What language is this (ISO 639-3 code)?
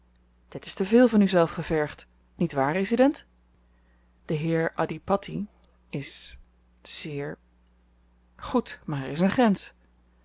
nld